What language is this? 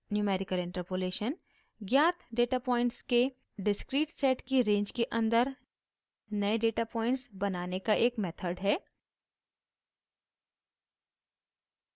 Hindi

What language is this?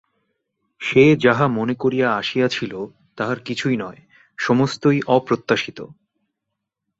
Bangla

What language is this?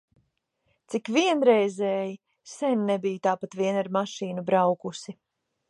Latvian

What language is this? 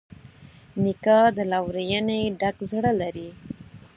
Pashto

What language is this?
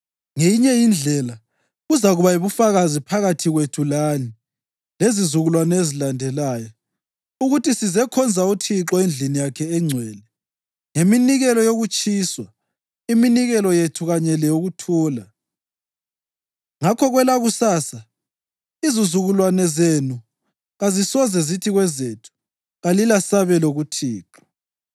North Ndebele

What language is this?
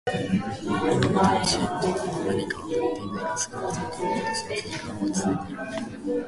Japanese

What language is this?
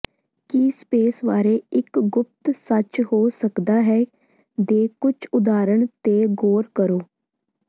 Punjabi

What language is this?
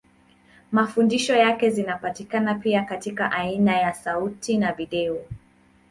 Swahili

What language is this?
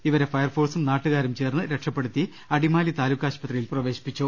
Malayalam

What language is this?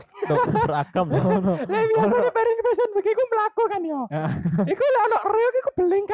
Indonesian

